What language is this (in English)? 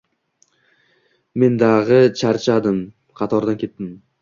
Uzbek